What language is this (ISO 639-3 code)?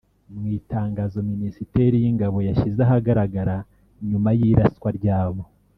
kin